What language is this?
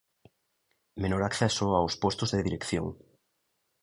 Galician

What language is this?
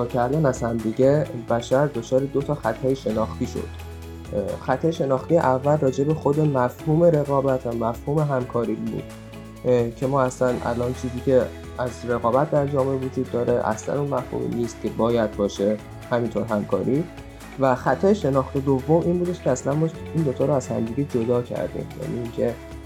Persian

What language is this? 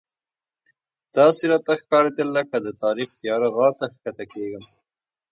Pashto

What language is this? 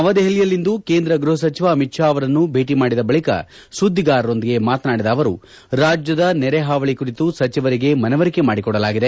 Kannada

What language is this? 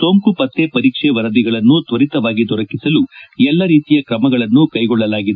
Kannada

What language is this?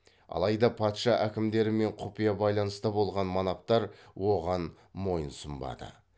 Kazakh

